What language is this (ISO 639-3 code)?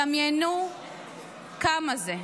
heb